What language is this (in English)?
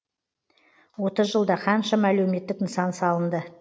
Kazakh